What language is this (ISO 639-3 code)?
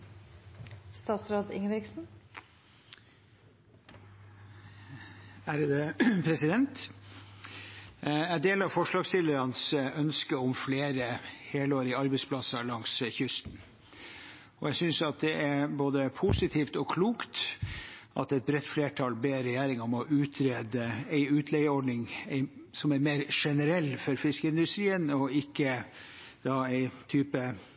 nob